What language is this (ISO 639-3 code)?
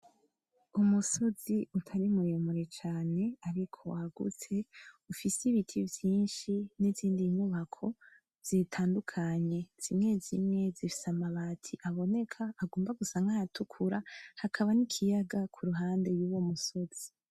run